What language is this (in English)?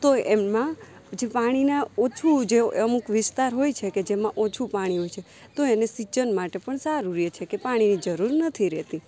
Gujarati